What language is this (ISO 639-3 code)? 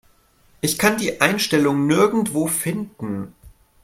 deu